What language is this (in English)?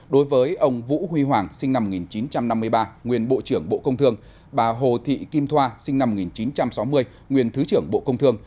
Vietnamese